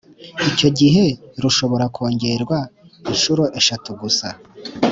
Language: Kinyarwanda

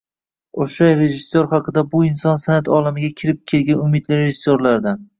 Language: Uzbek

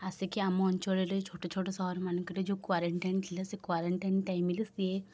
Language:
Odia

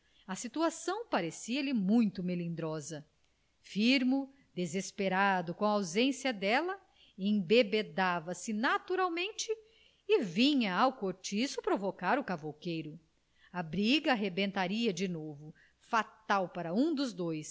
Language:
Portuguese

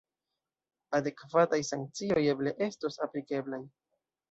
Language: Esperanto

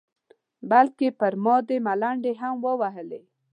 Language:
Pashto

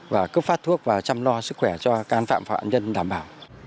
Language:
Vietnamese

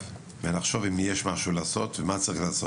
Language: Hebrew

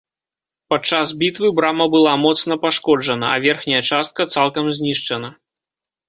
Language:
Belarusian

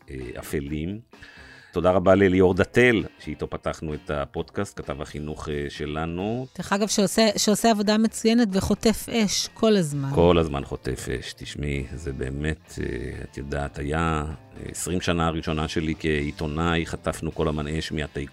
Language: Hebrew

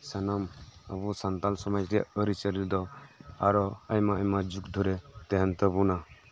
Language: Santali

